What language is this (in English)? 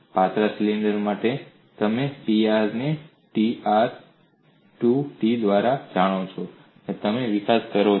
Gujarati